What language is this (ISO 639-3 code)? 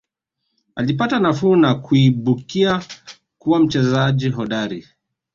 swa